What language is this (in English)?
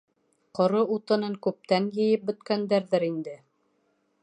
Bashkir